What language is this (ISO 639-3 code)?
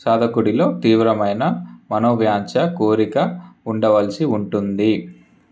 tel